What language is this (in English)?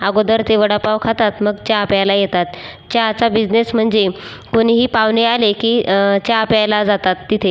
Marathi